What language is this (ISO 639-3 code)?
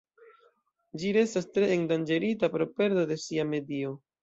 epo